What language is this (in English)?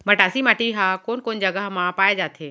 Chhattisgarhi